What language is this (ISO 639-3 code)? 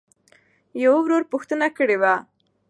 pus